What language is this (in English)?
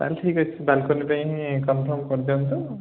Odia